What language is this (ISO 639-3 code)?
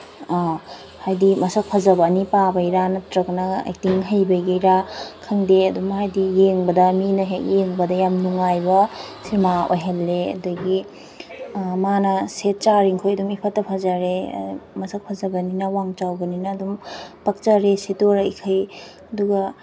mni